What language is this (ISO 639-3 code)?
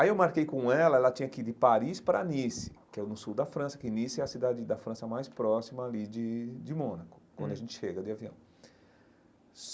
por